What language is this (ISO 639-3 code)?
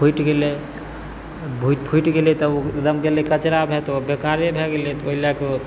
mai